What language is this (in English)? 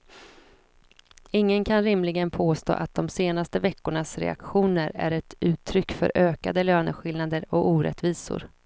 Swedish